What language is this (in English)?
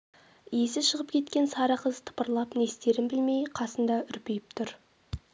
Kazakh